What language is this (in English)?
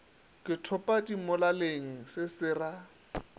Northern Sotho